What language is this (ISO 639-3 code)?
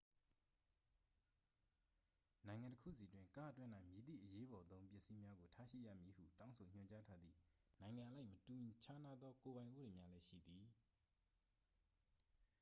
mya